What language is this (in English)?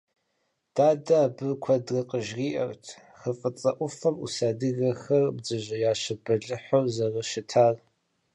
Kabardian